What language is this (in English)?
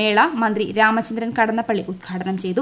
Malayalam